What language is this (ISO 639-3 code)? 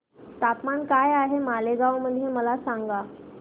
mar